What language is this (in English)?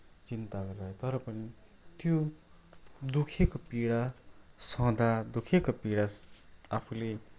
Nepali